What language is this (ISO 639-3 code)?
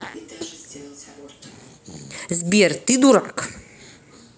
rus